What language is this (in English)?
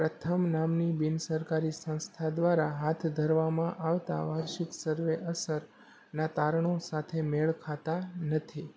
Gujarati